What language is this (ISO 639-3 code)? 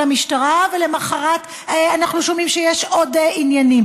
heb